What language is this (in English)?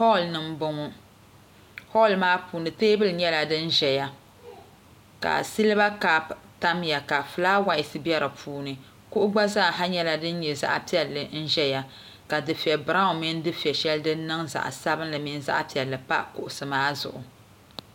Dagbani